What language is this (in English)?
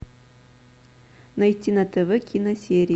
Russian